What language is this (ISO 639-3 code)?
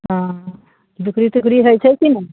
mai